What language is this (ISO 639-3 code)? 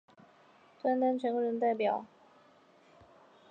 zho